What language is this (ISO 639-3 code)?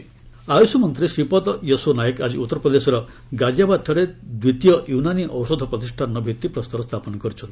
ori